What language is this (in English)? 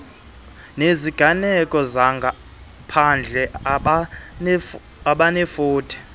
Xhosa